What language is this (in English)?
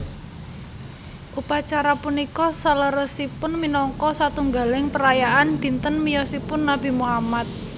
Javanese